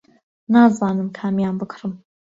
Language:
Central Kurdish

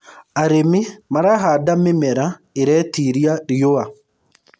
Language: Kikuyu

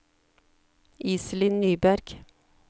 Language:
Norwegian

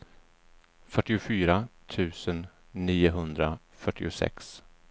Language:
Swedish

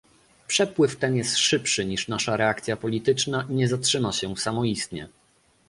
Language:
Polish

